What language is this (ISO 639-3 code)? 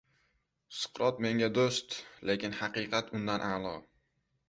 uzb